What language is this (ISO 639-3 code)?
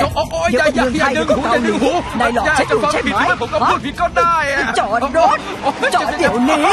tha